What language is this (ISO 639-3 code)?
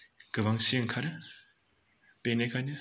brx